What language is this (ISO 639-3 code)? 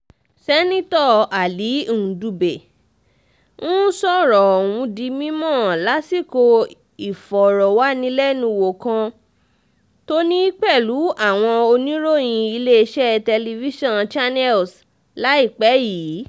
yor